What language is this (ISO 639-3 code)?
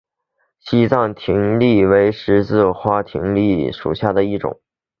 zho